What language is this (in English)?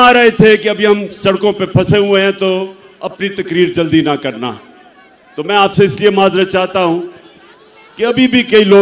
Hindi